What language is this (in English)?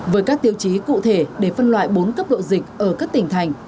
Vietnamese